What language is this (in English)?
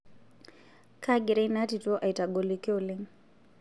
Masai